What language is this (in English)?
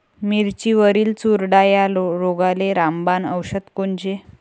Marathi